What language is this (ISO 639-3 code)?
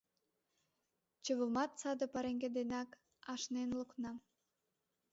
chm